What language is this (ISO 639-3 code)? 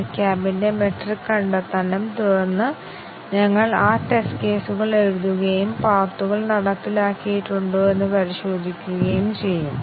mal